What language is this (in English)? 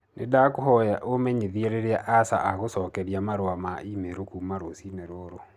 Kikuyu